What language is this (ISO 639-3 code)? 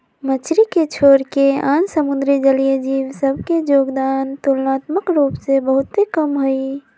mag